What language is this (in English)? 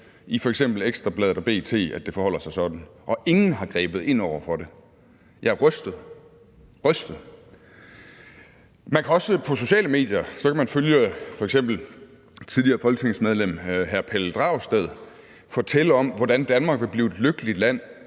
Danish